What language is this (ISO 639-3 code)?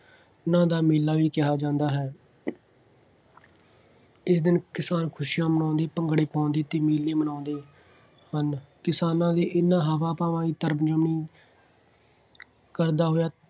pan